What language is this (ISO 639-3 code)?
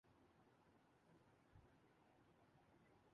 urd